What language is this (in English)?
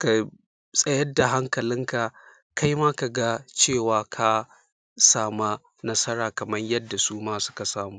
Hausa